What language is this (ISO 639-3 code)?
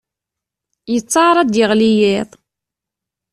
kab